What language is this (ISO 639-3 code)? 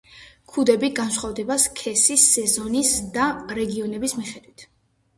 kat